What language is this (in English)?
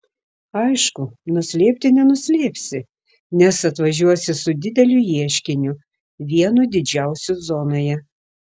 Lithuanian